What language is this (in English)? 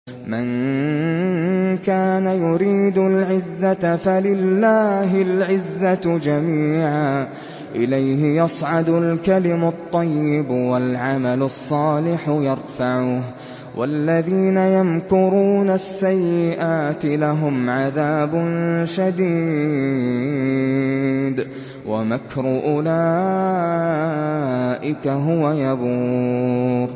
Arabic